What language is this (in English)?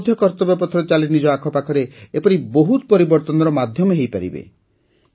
Odia